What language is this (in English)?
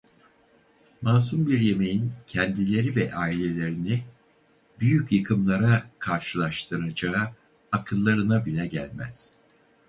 Turkish